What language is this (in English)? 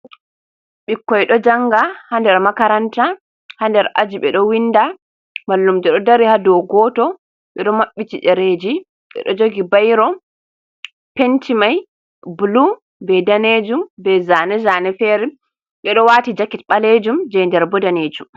Fula